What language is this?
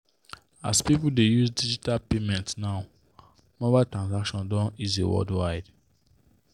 Nigerian Pidgin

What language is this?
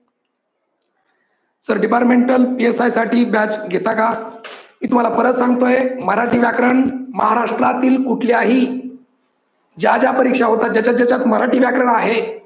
Marathi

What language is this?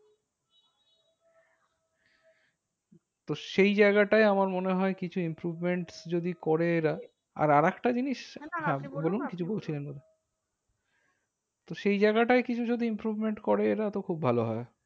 Bangla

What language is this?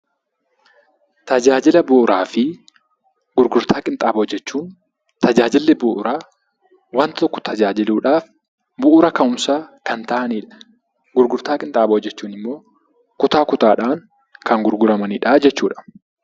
Oromo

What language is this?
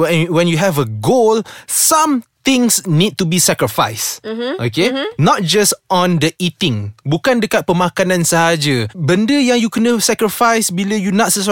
Malay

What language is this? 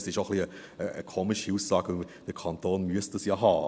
Swiss German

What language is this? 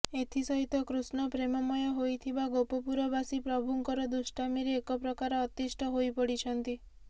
Odia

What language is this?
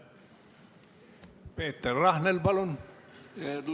Estonian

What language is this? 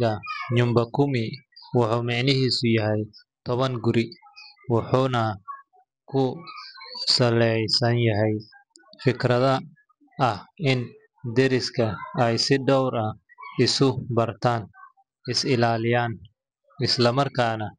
Somali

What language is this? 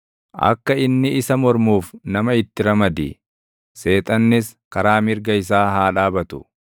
Oromo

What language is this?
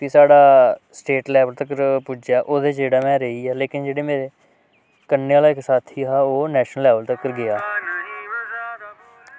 Dogri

